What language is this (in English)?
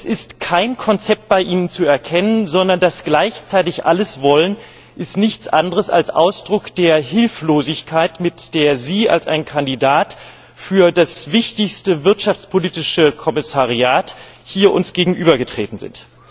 German